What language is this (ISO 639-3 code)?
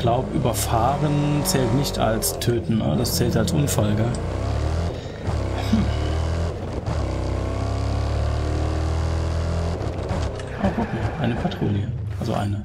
deu